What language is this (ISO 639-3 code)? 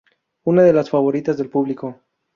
spa